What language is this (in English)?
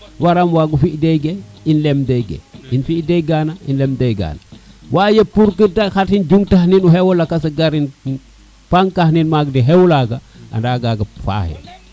Serer